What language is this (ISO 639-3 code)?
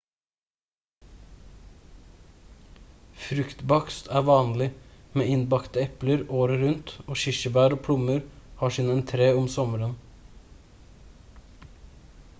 nob